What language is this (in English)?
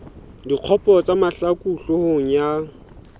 Southern Sotho